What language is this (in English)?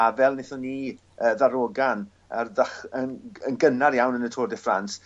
Welsh